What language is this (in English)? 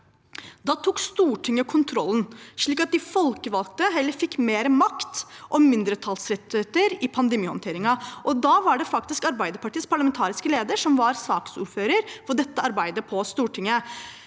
Norwegian